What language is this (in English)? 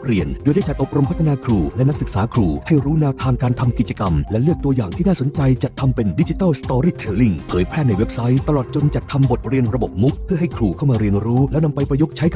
Thai